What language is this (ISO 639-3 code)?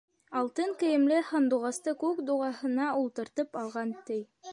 bak